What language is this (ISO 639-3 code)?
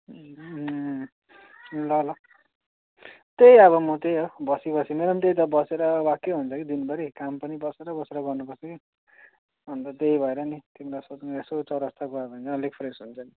nep